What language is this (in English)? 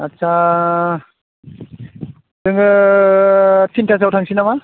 Bodo